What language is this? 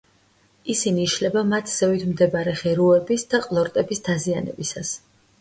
Georgian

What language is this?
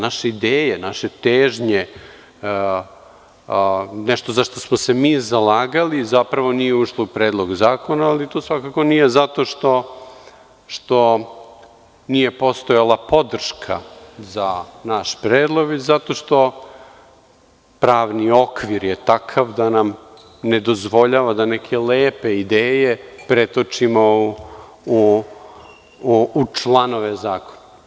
Serbian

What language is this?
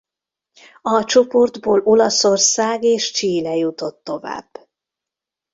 Hungarian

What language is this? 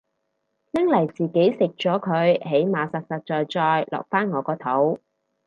Cantonese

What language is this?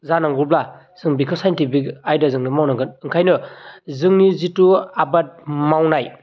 Bodo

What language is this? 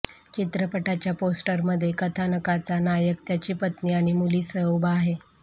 Marathi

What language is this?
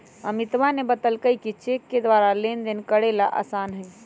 Magahi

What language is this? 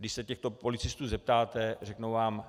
Czech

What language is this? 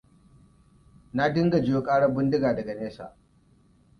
Hausa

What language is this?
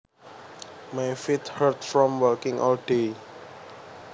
Javanese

